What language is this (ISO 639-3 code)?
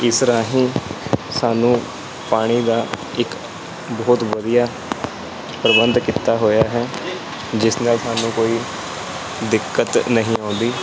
pan